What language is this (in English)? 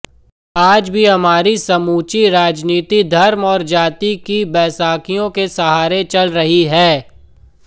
Hindi